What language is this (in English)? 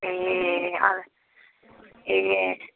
Nepali